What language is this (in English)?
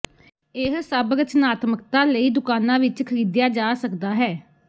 Punjabi